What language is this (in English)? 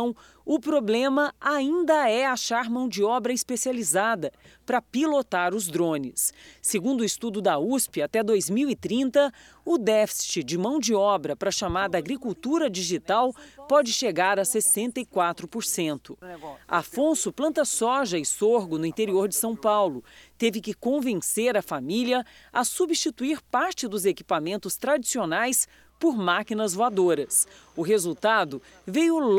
Portuguese